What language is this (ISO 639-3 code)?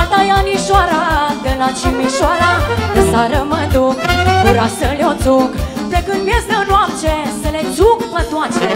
ron